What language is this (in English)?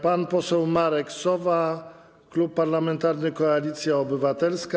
Polish